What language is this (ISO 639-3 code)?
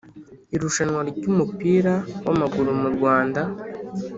kin